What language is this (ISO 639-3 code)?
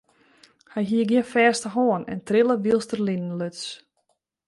fry